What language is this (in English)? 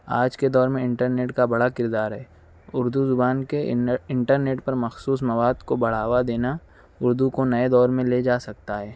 Urdu